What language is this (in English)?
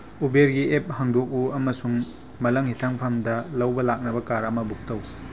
Manipuri